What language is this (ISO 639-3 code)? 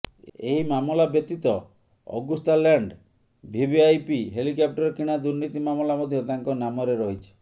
ori